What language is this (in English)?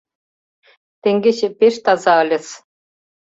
Mari